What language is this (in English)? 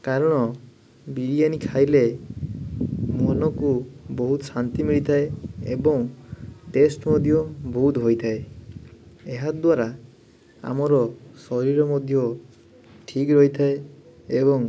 Odia